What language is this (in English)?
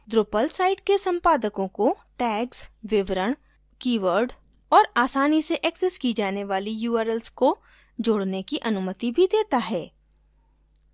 Hindi